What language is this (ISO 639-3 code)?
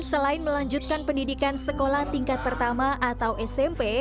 ind